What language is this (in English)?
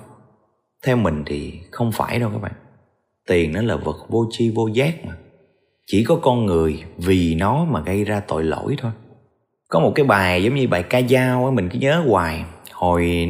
Vietnamese